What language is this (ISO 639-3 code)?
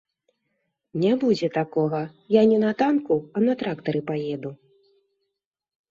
bel